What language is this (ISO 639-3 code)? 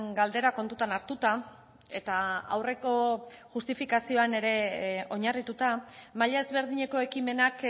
eus